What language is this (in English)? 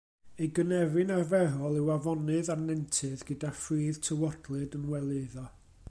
Welsh